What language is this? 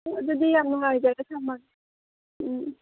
Manipuri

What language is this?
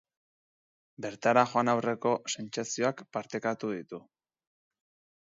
Basque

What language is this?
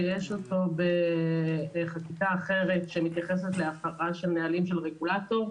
Hebrew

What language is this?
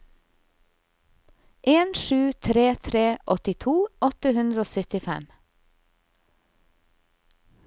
Norwegian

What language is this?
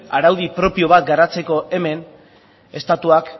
Basque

